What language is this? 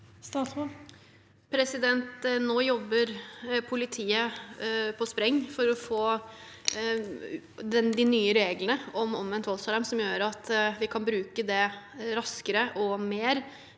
Norwegian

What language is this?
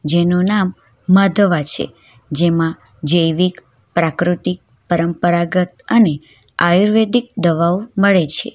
Gujarati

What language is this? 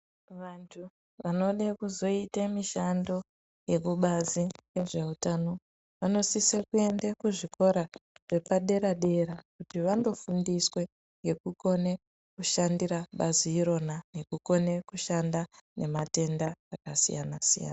Ndau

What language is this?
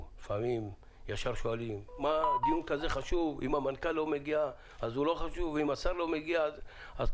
Hebrew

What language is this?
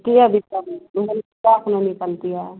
Maithili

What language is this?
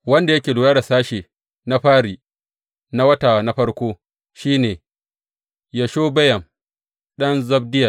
Hausa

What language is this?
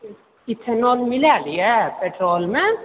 Maithili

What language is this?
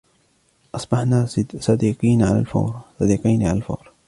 Arabic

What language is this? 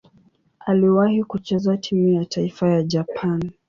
Swahili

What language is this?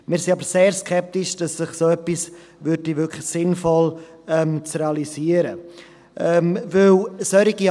Swiss German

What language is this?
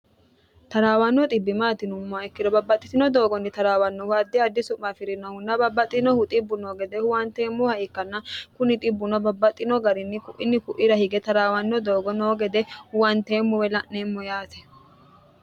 Sidamo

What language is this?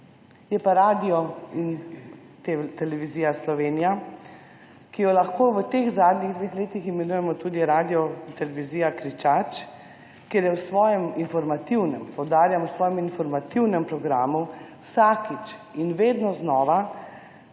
Slovenian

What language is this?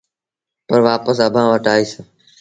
Sindhi Bhil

